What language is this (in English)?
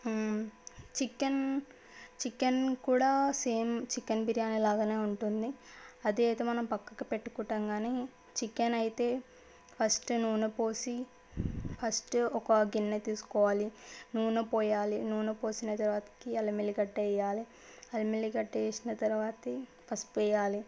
Telugu